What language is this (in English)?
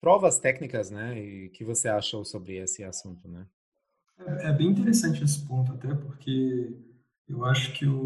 Portuguese